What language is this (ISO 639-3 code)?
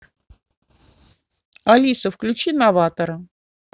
rus